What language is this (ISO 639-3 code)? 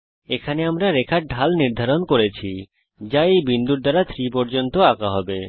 ben